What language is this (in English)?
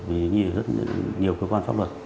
Vietnamese